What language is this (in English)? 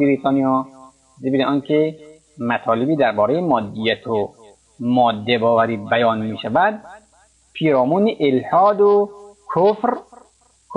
Persian